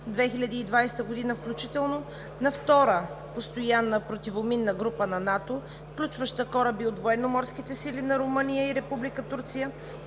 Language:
Bulgarian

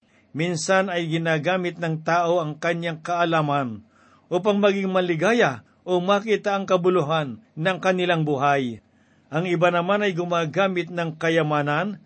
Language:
Filipino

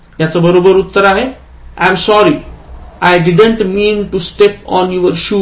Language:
Marathi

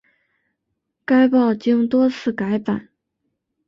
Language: Chinese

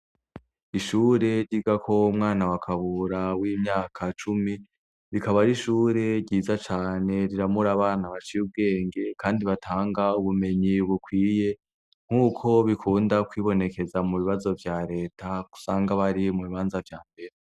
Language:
Rundi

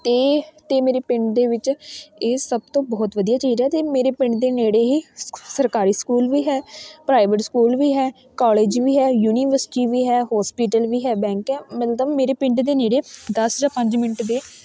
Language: Punjabi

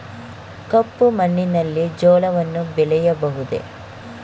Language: Kannada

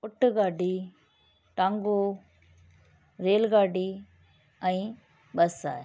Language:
Sindhi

